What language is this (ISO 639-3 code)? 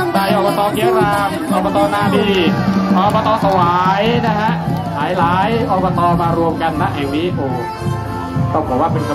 tha